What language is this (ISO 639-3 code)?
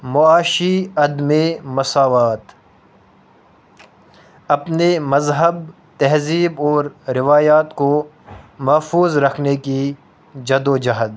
urd